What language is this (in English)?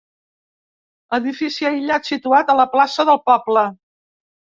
Catalan